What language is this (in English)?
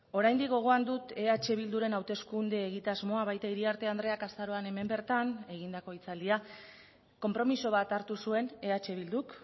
Basque